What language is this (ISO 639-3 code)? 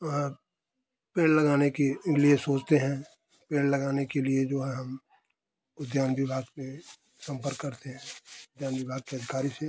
hin